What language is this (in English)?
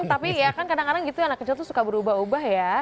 Indonesian